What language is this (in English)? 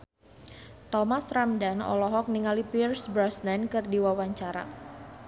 Sundanese